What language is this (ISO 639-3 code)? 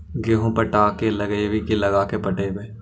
mag